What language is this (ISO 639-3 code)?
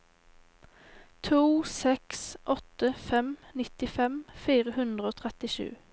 nor